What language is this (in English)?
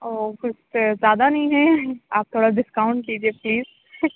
Urdu